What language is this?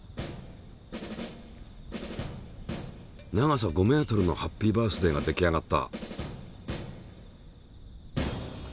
Japanese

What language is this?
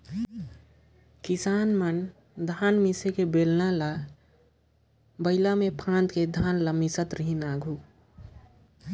Chhattisgarhi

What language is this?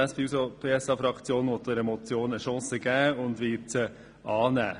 Swiss German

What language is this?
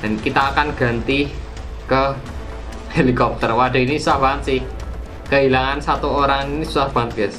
Indonesian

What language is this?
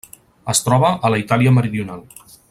Catalan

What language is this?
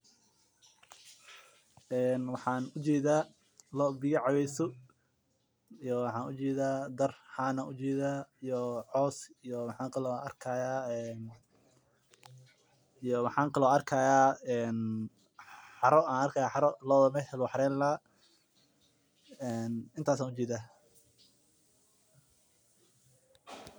Somali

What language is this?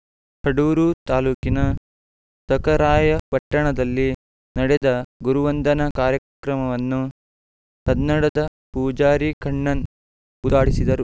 Kannada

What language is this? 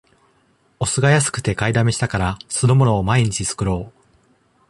Japanese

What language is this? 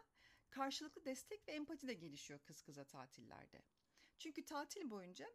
Turkish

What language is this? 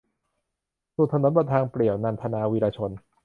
Thai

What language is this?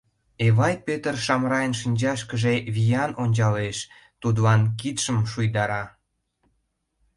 Mari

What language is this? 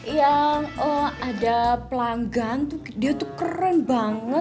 Indonesian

